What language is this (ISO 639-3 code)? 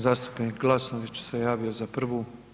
hrv